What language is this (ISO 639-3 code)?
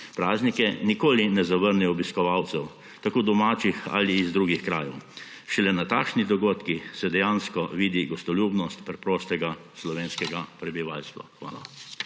slv